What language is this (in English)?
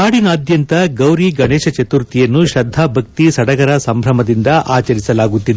Kannada